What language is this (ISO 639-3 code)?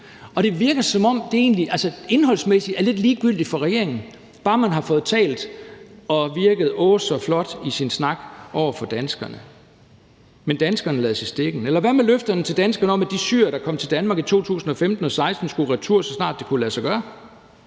dan